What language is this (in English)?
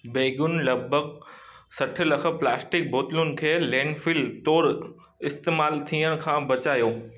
Sindhi